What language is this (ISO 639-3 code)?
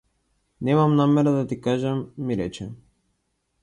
mkd